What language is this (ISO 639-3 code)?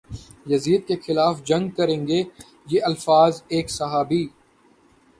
urd